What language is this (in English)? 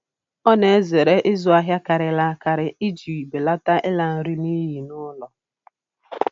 Igbo